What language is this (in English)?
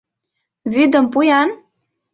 Mari